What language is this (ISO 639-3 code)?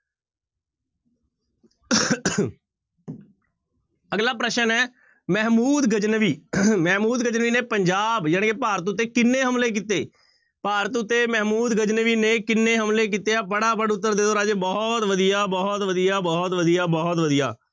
pan